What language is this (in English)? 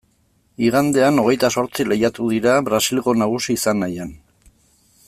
Basque